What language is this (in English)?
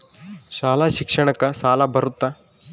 Kannada